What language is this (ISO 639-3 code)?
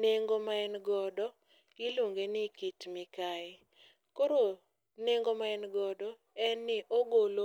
luo